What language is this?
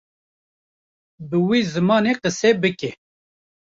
Kurdish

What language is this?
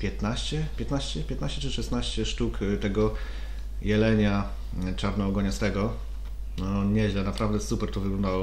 Polish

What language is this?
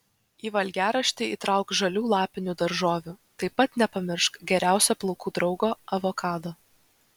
Lithuanian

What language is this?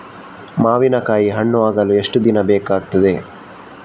Kannada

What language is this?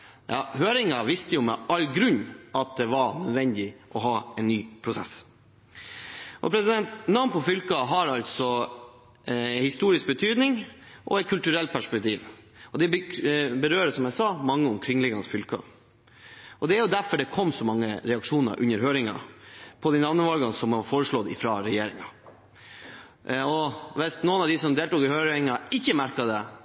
Norwegian Bokmål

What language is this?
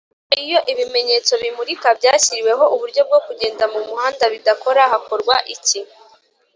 Kinyarwanda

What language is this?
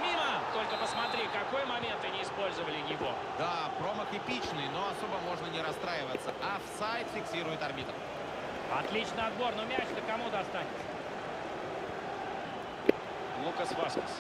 Russian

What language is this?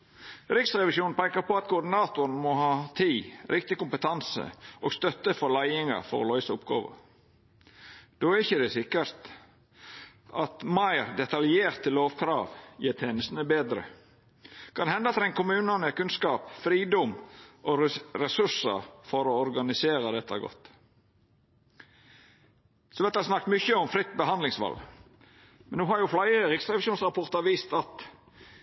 Norwegian Nynorsk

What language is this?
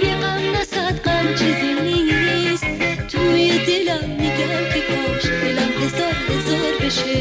Persian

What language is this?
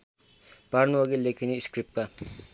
Nepali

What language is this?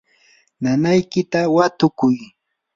Yanahuanca Pasco Quechua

